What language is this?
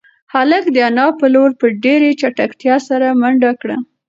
Pashto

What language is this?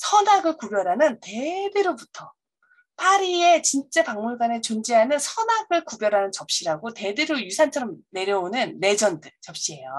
Korean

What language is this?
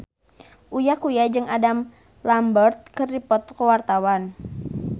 Sundanese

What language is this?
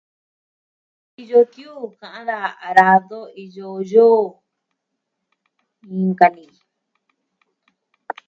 Southwestern Tlaxiaco Mixtec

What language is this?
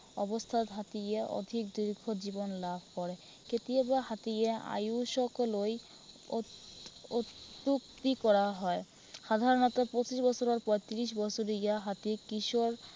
Assamese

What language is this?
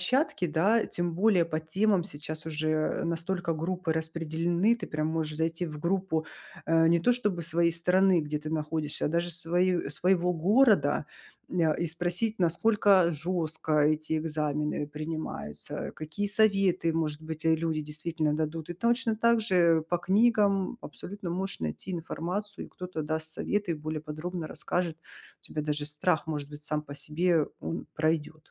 Russian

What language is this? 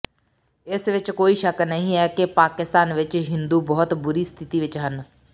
Punjabi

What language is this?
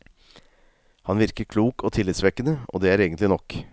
Norwegian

